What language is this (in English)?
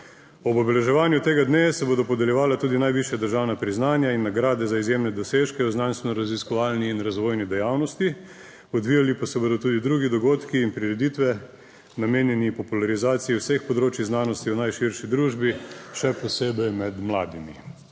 Slovenian